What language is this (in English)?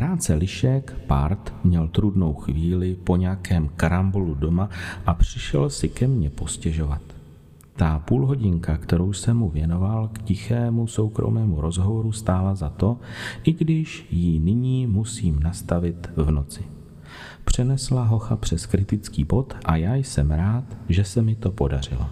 Czech